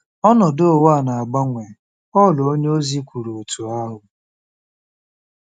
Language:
Igbo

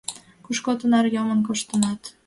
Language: Mari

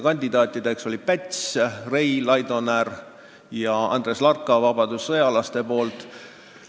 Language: Estonian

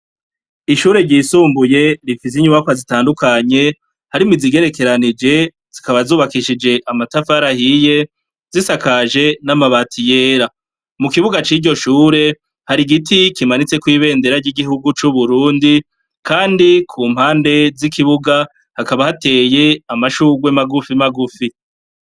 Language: Rundi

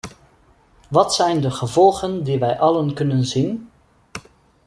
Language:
Dutch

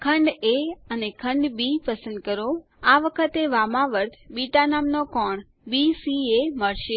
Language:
Gujarati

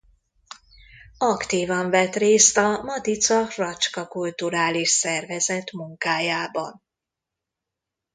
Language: Hungarian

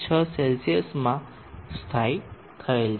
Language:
Gujarati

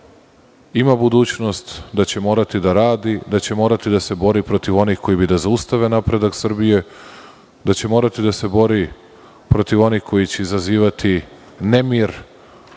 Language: Serbian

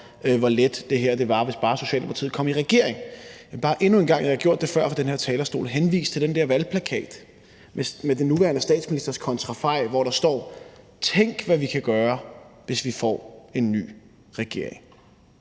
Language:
Danish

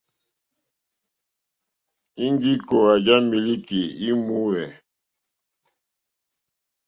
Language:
Mokpwe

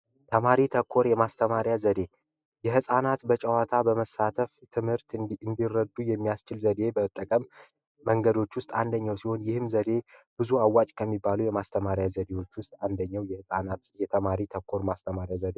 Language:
Amharic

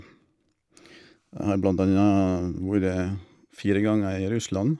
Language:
Norwegian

